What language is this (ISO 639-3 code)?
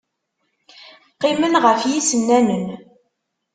kab